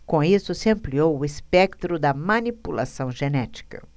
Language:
Portuguese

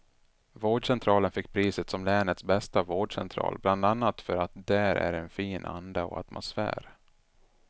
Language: Swedish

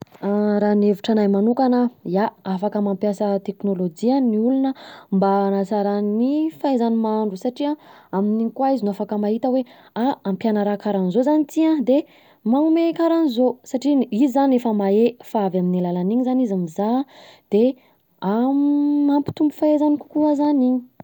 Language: Southern Betsimisaraka Malagasy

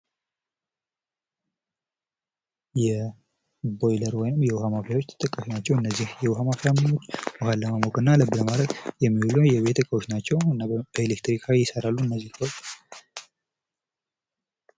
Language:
Amharic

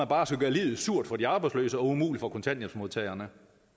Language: Danish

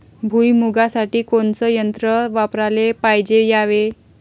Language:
Marathi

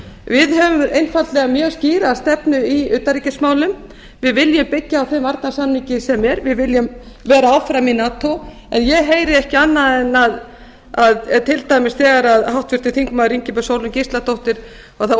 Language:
Icelandic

